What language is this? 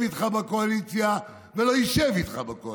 Hebrew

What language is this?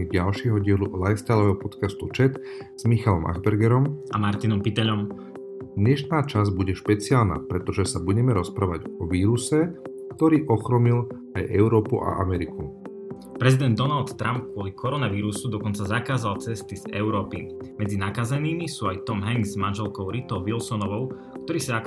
Slovak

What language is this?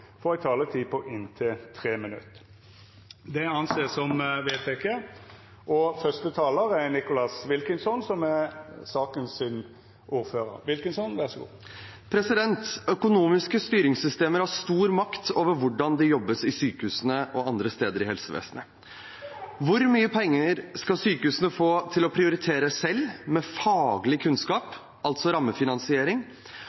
Norwegian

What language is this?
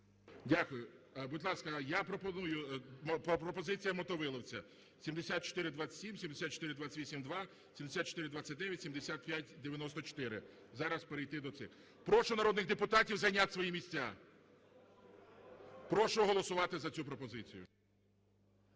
Ukrainian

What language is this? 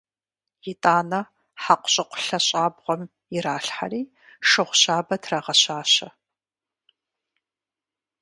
Kabardian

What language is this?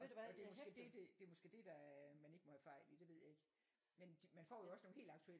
Danish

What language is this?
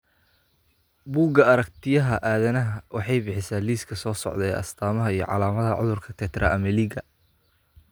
Somali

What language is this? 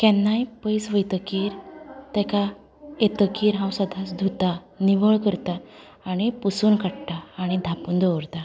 Konkani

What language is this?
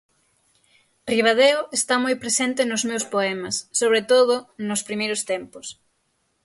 Galician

